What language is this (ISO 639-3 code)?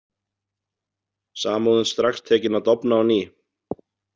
isl